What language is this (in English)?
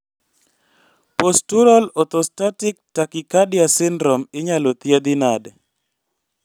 Luo (Kenya and Tanzania)